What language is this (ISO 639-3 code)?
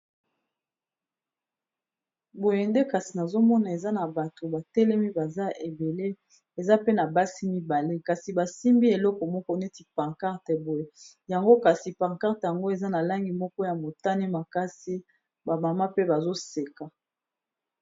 lin